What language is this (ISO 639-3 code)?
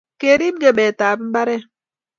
kln